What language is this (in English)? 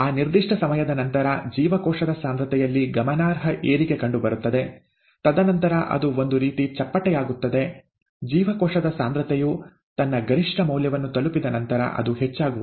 Kannada